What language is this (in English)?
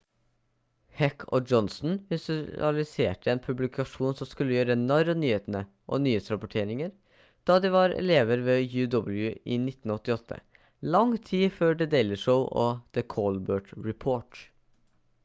Norwegian Bokmål